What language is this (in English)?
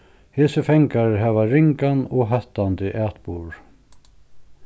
Faroese